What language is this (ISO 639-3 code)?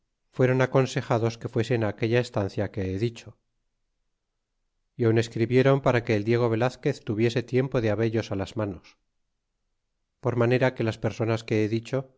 spa